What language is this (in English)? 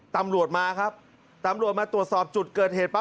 Thai